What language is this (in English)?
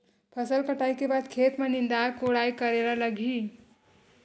Chhattisgarhi